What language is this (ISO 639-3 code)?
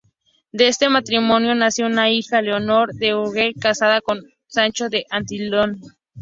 spa